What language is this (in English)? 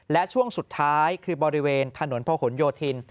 Thai